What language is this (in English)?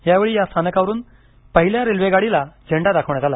Marathi